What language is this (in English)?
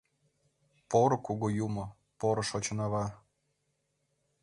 Mari